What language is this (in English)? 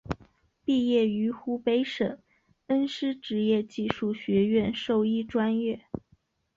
Chinese